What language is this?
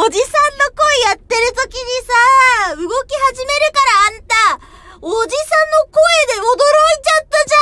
Japanese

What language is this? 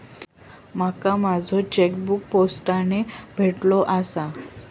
Marathi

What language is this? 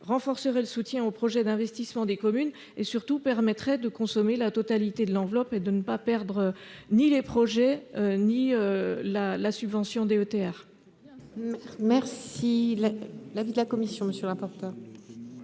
French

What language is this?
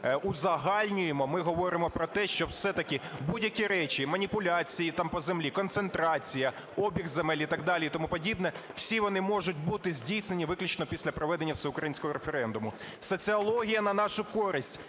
Ukrainian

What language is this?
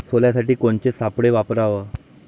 Marathi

